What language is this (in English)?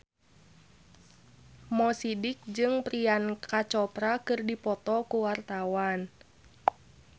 Sundanese